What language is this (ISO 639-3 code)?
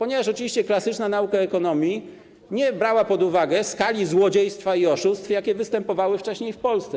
pol